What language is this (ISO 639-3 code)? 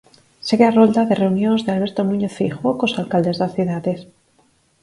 glg